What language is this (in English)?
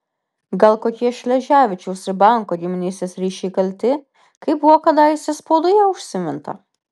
Lithuanian